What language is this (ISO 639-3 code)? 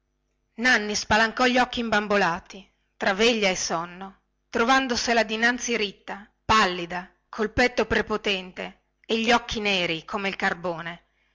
ita